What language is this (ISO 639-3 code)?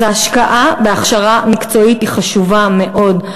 heb